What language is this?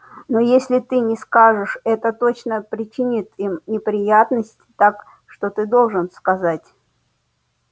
Russian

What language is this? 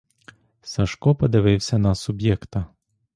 Ukrainian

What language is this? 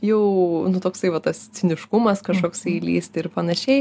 Lithuanian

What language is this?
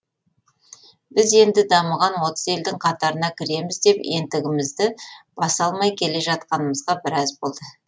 Kazakh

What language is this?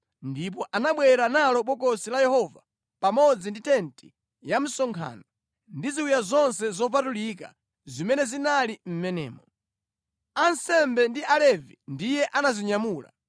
Nyanja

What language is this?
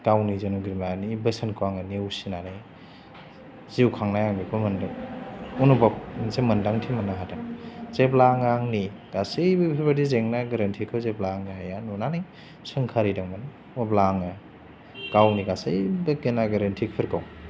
Bodo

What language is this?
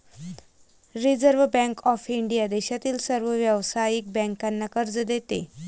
Marathi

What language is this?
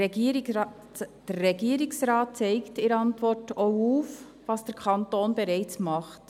Swiss German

